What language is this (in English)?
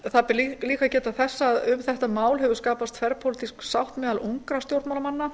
Icelandic